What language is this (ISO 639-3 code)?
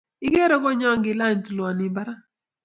kln